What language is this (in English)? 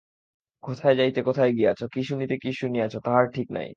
Bangla